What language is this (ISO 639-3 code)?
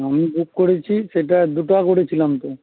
ben